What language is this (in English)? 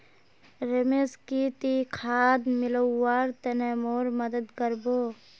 Magahi